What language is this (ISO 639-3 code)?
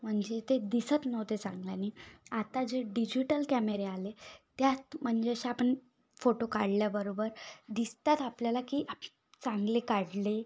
mar